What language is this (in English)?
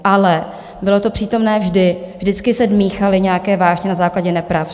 Czech